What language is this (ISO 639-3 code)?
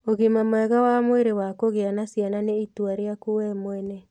kik